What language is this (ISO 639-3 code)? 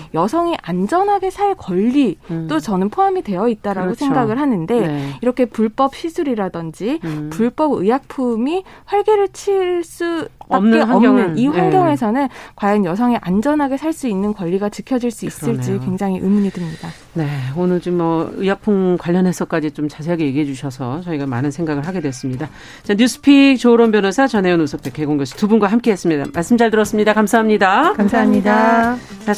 kor